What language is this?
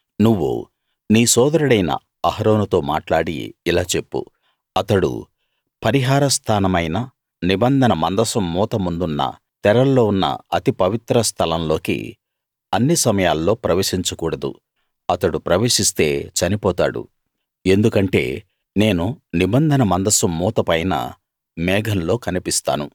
Telugu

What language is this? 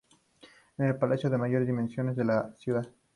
Spanish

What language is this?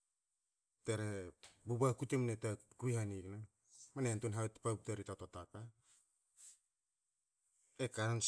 Hakö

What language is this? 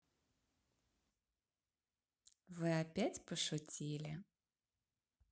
Russian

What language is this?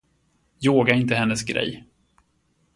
Swedish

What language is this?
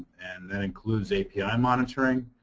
English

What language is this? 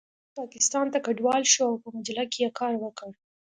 Pashto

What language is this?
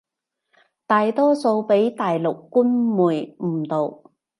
Cantonese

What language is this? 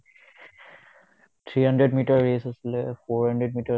Assamese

